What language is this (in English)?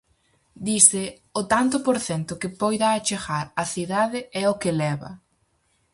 Galician